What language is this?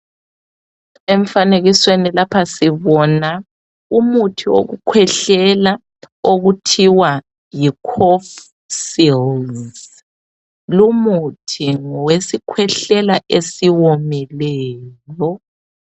North Ndebele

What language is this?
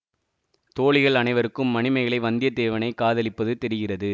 Tamil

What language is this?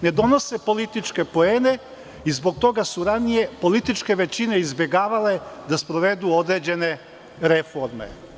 Serbian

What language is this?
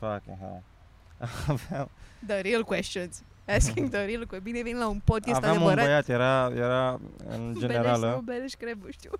Romanian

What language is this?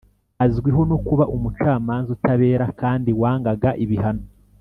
Kinyarwanda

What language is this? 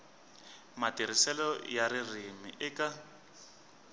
Tsonga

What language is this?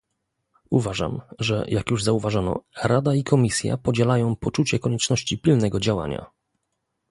Polish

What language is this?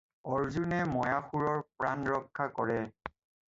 Assamese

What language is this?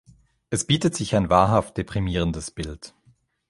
German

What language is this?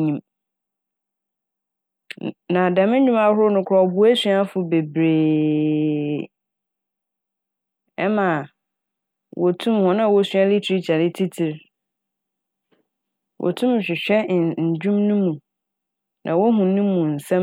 Akan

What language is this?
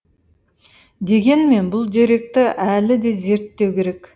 Kazakh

